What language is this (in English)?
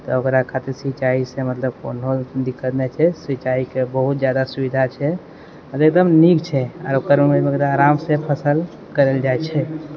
Maithili